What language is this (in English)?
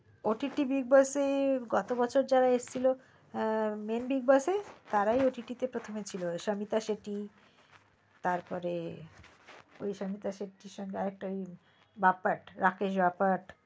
Bangla